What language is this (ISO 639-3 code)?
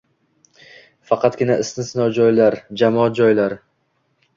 uzb